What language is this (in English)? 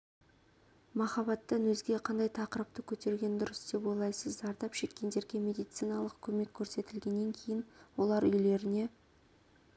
Kazakh